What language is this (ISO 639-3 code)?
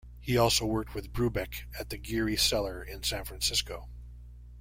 eng